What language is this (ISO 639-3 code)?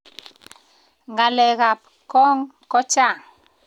kln